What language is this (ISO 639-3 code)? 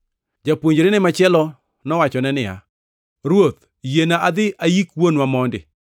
luo